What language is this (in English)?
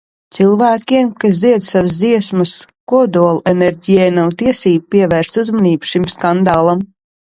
Latvian